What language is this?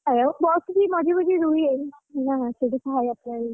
Odia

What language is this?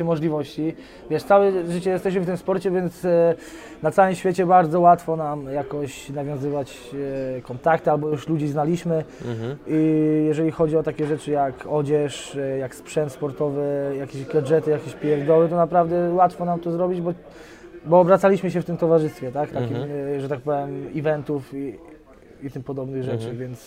Polish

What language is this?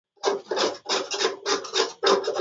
Swahili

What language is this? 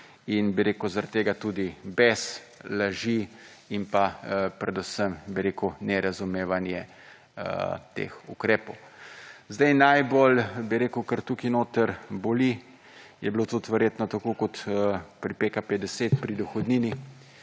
Slovenian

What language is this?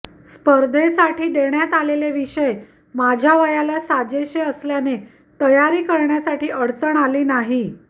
Marathi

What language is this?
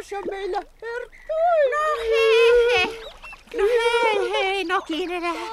Finnish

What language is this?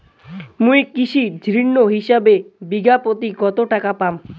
Bangla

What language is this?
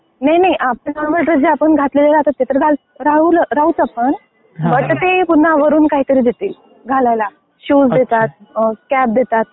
Marathi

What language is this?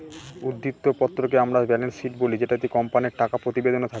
Bangla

